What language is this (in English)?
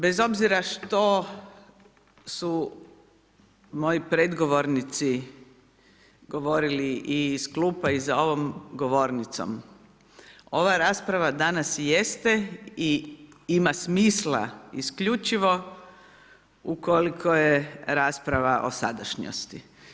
Croatian